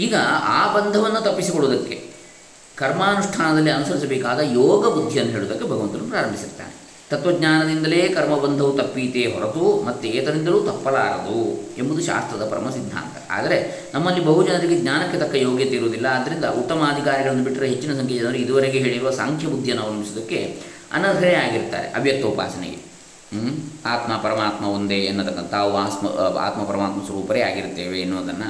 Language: Kannada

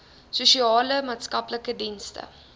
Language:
Afrikaans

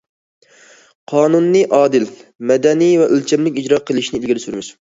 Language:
Uyghur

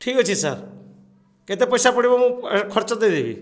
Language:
Odia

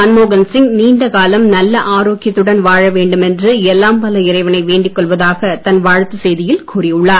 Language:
Tamil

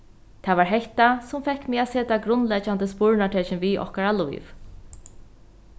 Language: Faroese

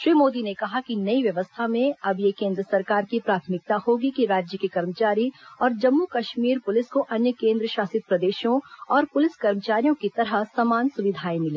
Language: Hindi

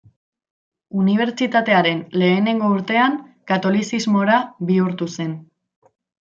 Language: Basque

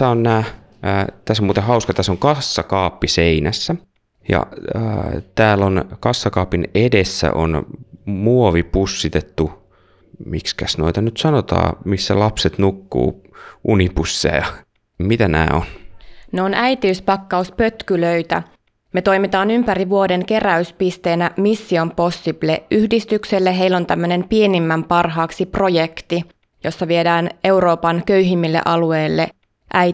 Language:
Finnish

